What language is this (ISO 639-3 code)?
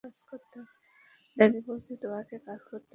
ben